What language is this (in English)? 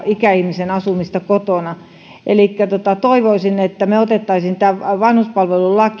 Finnish